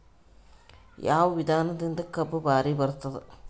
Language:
Kannada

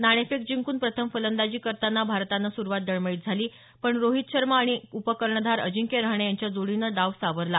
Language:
Marathi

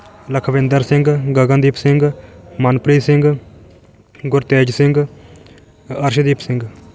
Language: Punjabi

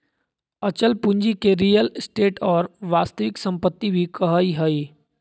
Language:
Magahi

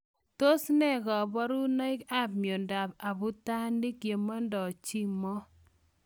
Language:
Kalenjin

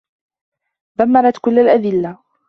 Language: Arabic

